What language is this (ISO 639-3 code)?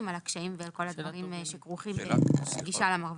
heb